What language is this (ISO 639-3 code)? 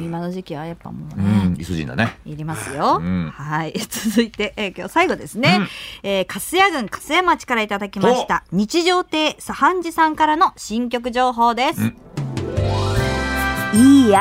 jpn